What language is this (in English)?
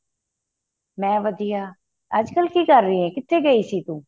Punjabi